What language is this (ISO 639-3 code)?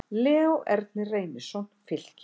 isl